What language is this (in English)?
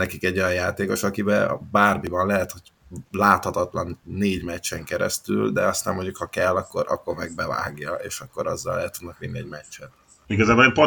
Hungarian